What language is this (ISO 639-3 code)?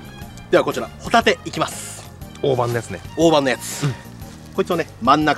jpn